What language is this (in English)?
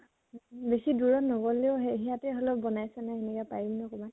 Assamese